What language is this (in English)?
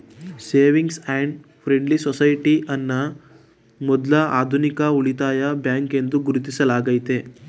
Kannada